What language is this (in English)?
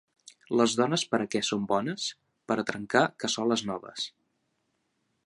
Catalan